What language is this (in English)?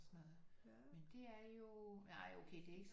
Danish